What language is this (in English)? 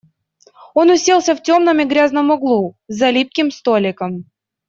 Russian